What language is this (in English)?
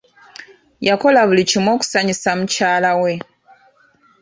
Ganda